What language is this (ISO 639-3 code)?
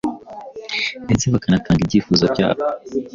kin